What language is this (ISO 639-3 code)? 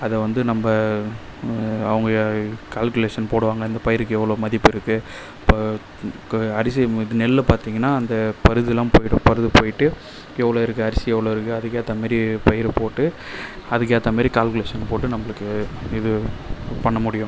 tam